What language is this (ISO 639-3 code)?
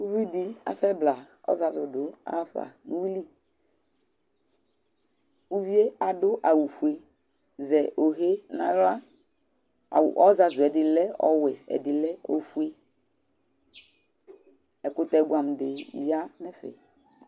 kpo